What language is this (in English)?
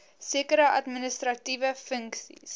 Afrikaans